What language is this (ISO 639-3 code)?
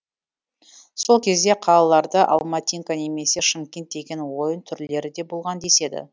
kaz